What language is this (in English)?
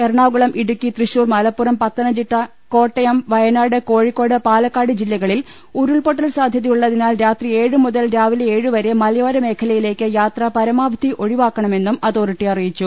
Malayalam